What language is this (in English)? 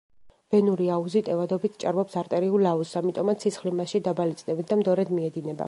Georgian